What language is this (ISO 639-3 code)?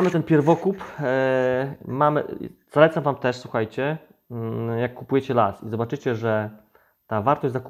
pol